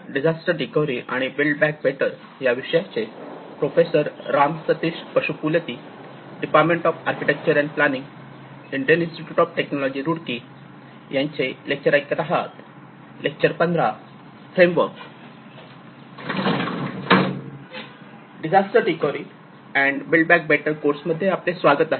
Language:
Marathi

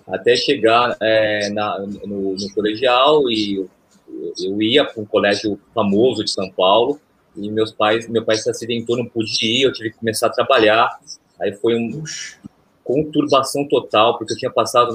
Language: Portuguese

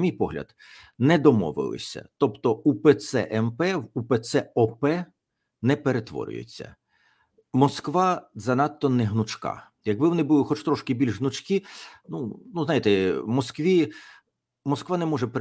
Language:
Ukrainian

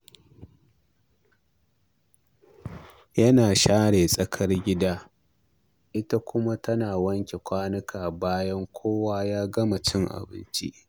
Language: Hausa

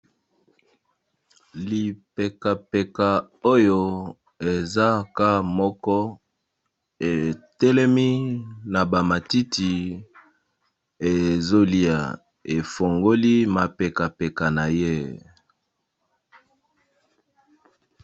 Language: Lingala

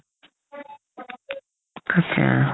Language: Assamese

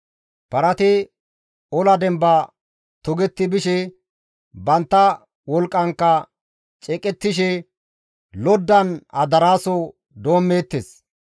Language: Gamo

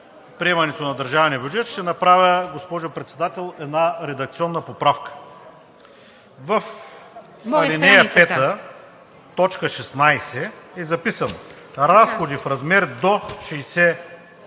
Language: Bulgarian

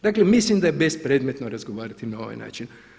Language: Croatian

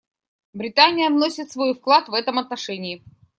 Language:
Russian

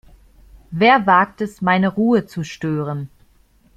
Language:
German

